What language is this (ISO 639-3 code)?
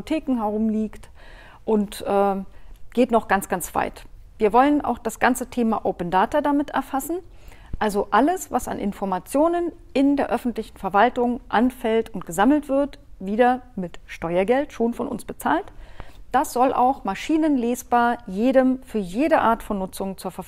deu